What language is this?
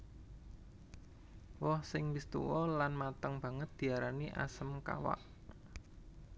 Javanese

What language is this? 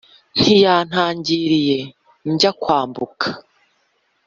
Kinyarwanda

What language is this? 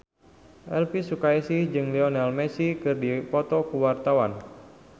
Sundanese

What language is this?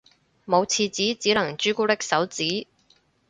Cantonese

